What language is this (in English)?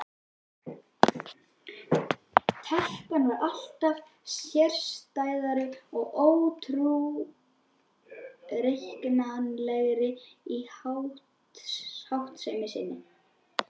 Icelandic